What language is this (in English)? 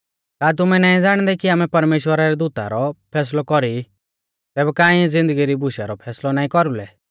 Mahasu Pahari